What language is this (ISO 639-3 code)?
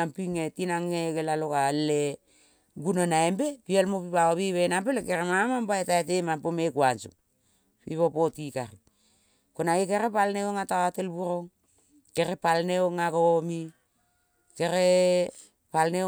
kol